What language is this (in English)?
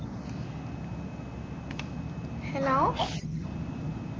Malayalam